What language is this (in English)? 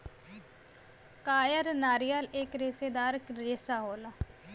Bhojpuri